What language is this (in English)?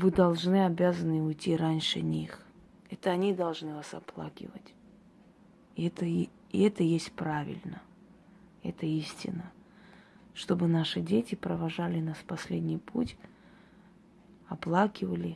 Russian